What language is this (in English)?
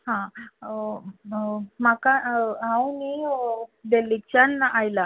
Konkani